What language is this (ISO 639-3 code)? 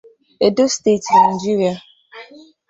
ibo